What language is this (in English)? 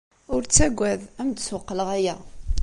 Kabyle